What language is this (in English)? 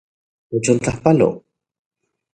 Central Puebla Nahuatl